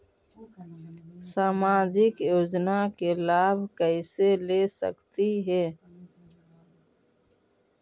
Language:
Magahi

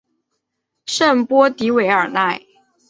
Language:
Chinese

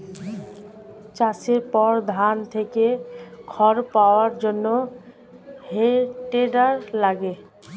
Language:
Bangla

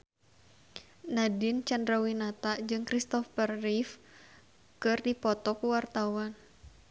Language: Sundanese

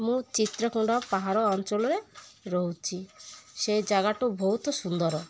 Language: Odia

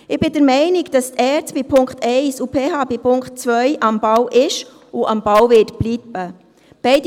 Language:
Swiss German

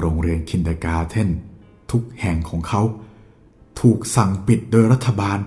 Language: Thai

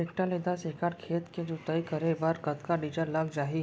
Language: Chhattisgarhi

